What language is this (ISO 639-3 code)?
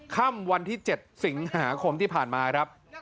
tha